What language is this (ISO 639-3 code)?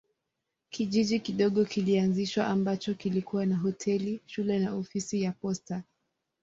swa